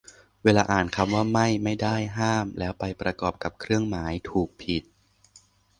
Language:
Thai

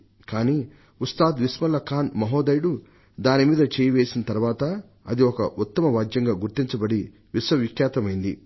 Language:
Telugu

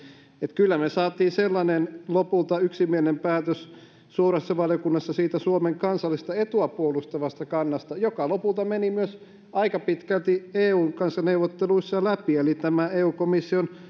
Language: Finnish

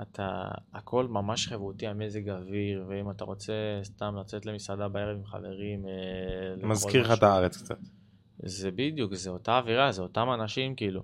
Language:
Hebrew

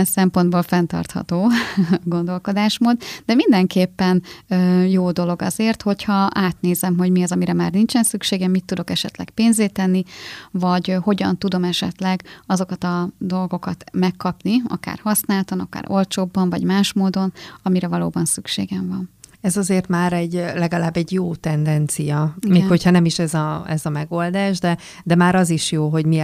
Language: Hungarian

